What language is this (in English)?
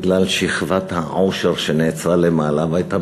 Hebrew